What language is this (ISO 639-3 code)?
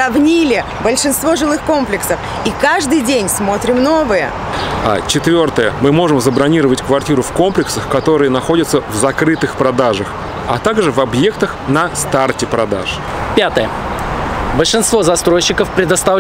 rus